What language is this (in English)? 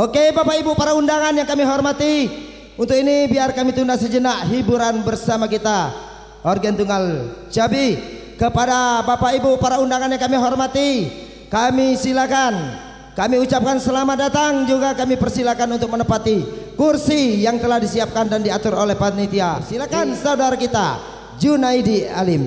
Indonesian